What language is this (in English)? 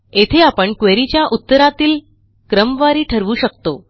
Marathi